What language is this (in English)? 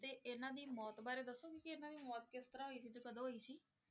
Punjabi